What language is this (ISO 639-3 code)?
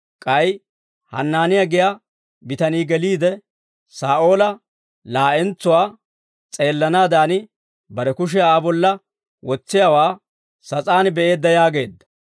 dwr